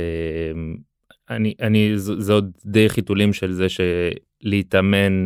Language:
Hebrew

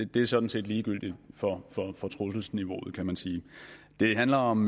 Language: Danish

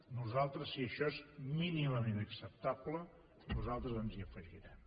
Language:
Catalan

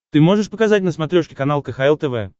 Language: Russian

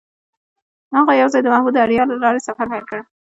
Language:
Pashto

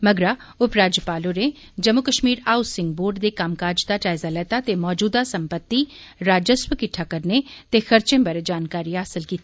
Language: Dogri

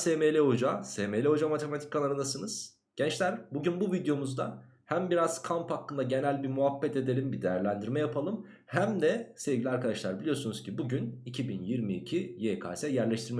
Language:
Turkish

